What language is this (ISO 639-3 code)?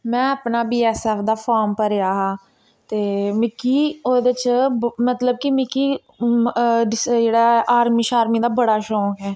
doi